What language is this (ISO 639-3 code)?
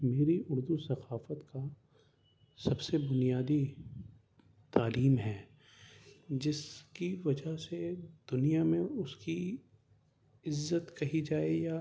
urd